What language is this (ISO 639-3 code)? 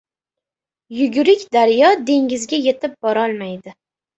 uzb